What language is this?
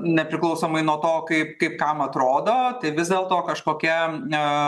Lithuanian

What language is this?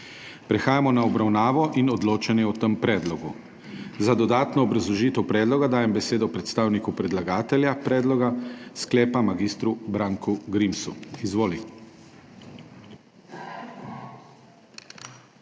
Slovenian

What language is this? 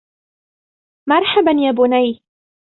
Arabic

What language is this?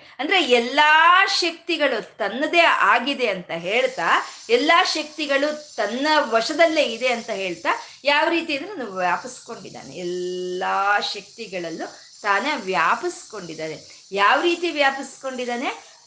Kannada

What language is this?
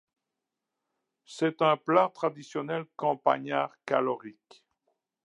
French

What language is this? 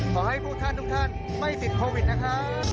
Thai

